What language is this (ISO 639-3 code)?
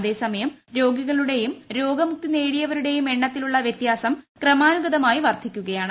mal